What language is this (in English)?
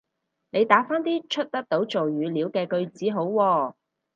Cantonese